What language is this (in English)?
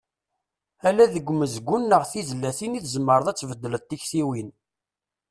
Kabyle